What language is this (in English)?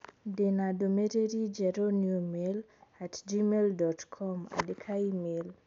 Kikuyu